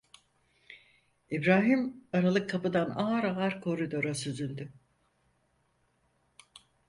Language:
Turkish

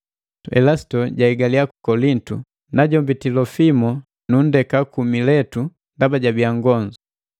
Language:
Matengo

